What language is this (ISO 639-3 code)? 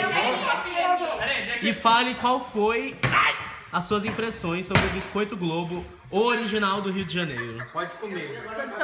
por